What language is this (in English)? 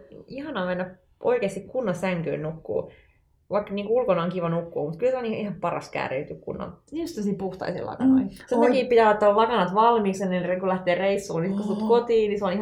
Finnish